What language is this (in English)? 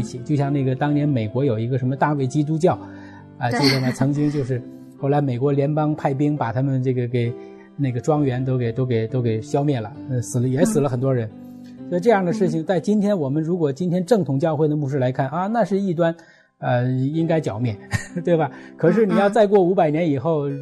Chinese